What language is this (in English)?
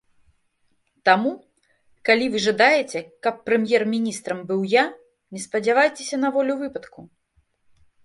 Belarusian